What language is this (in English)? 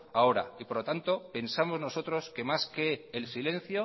Spanish